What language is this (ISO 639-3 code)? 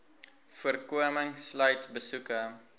afr